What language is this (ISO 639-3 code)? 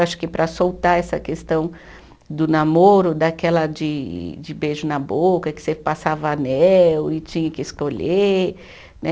por